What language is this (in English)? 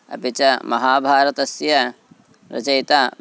Sanskrit